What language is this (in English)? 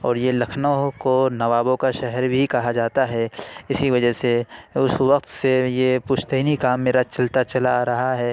Urdu